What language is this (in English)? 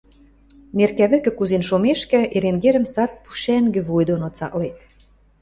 Western Mari